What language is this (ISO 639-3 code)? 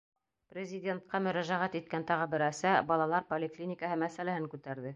bak